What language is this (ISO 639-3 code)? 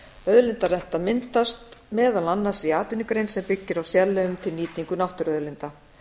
isl